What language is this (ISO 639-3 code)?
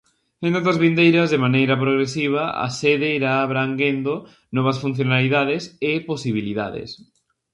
glg